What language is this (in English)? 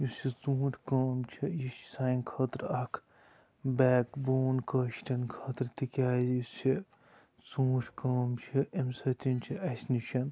Kashmiri